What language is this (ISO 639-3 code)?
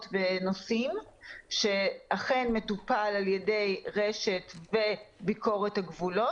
heb